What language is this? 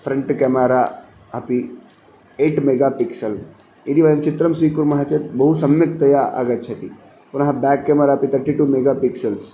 Sanskrit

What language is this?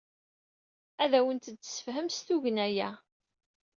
Kabyle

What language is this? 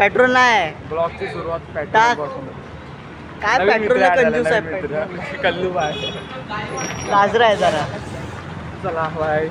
Thai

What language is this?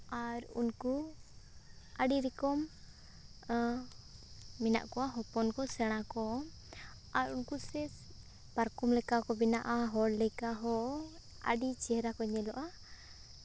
Santali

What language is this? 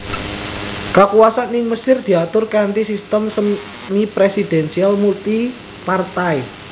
Javanese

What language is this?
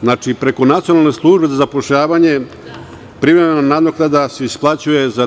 Serbian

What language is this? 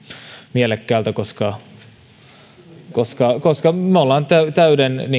Finnish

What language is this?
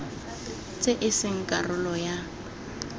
Tswana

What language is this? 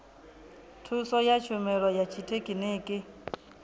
Venda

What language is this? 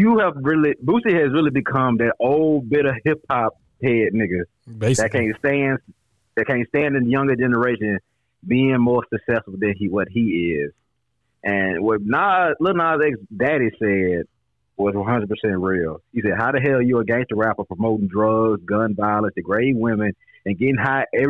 English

